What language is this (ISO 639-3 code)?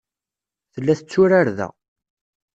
kab